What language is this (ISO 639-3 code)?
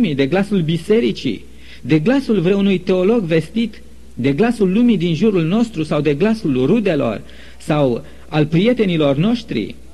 ron